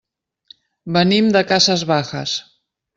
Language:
Catalan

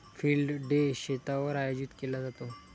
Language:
Marathi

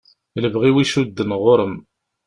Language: Kabyle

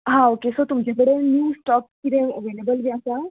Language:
Konkani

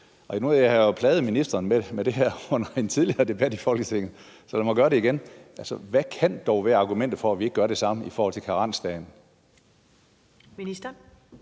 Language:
Danish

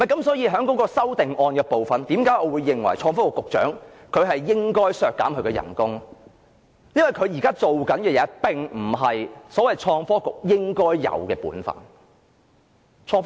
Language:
Cantonese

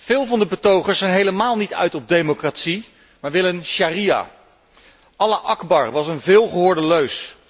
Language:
Dutch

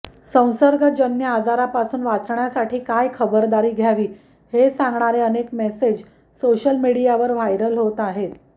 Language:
Marathi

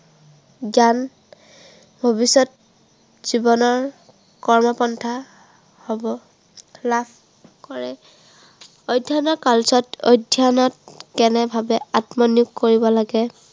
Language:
Assamese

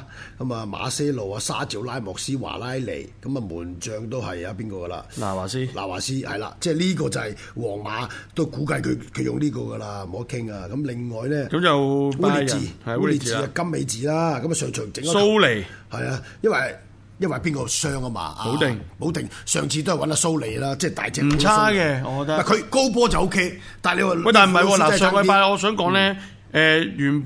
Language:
Chinese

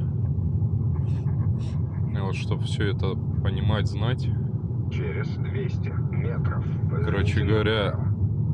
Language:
Russian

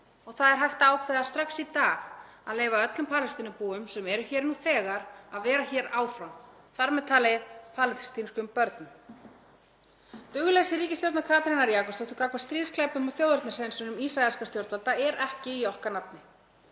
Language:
Icelandic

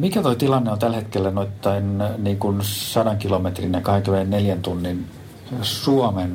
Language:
Finnish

